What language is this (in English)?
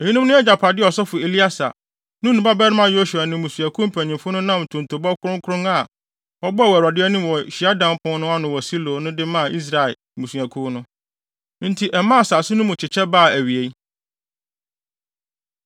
Akan